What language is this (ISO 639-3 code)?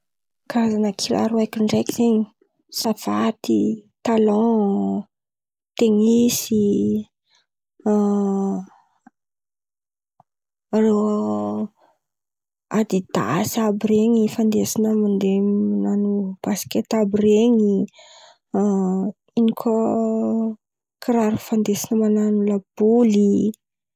xmv